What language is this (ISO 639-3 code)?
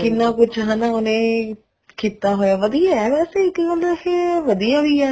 pan